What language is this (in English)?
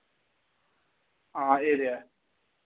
Dogri